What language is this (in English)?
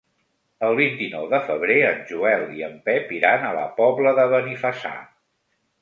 Catalan